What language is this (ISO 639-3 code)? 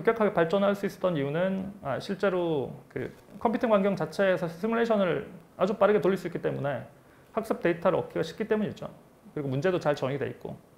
kor